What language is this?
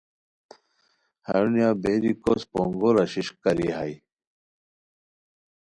Khowar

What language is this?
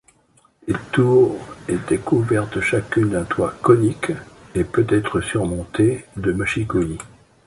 French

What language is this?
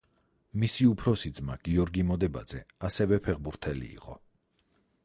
Georgian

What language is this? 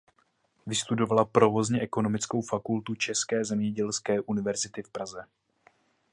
Czech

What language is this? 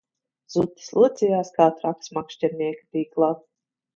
Latvian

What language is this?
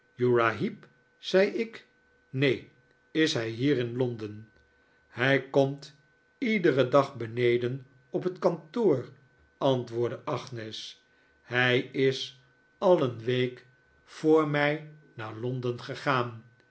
Dutch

